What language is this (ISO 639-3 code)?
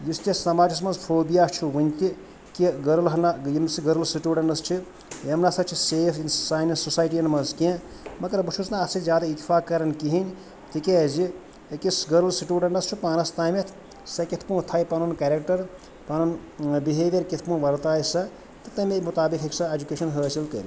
kas